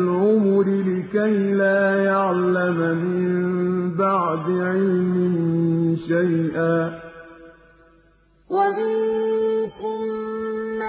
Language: Arabic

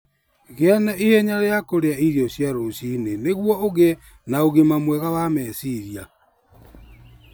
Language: Kikuyu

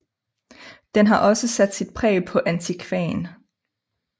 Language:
Danish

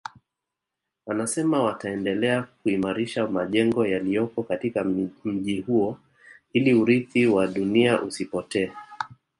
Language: Swahili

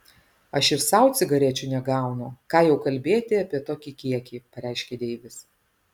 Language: Lithuanian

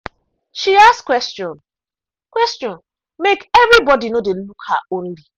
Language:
Nigerian Pidgin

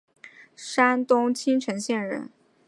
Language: Chinese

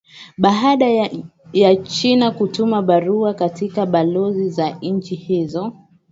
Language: Swahili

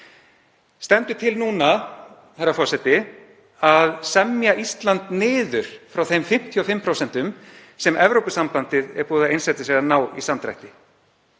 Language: Icelandic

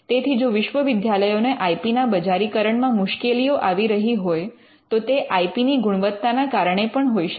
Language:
Gujarati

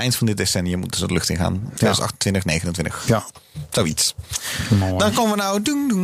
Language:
Dutch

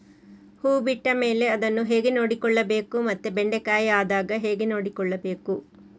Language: Kannada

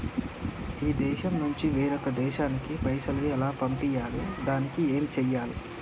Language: Telugu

